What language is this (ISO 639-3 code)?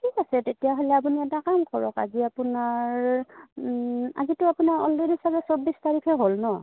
asm